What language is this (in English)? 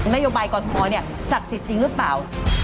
Thai